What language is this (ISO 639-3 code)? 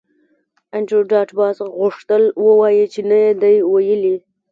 pus